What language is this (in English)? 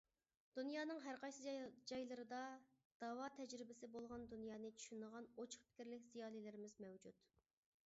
Uyghur